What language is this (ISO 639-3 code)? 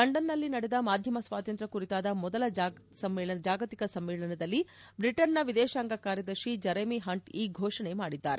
kan